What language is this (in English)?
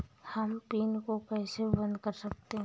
Hindi